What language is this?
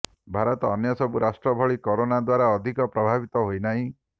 Odia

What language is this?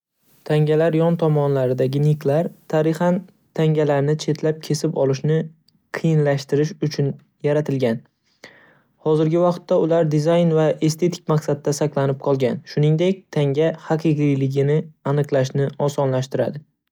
Uzbek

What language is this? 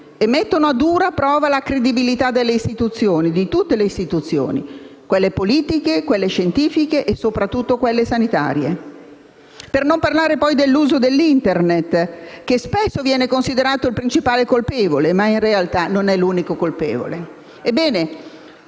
Italian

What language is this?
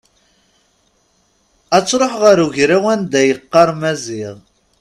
Kabyle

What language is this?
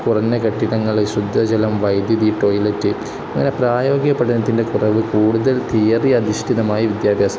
Malayalam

